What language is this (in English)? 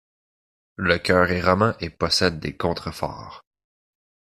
French